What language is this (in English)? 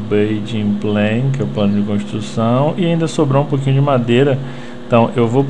Portuguese